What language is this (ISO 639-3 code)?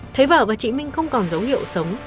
vie